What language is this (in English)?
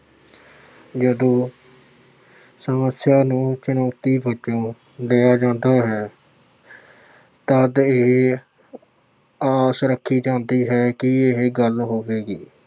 Punjabi